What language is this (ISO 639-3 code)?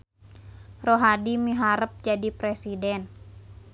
sun